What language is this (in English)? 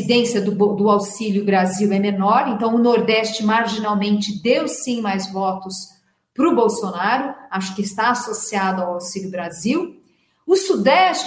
Portuguese